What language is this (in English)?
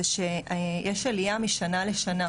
Hebrew